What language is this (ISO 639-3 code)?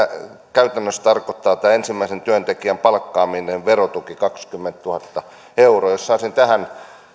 fin